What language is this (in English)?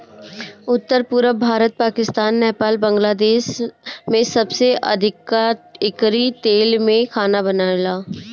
Bhojpuri